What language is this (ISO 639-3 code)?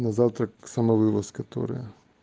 rus